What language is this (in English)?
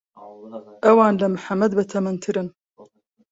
Central Kurdish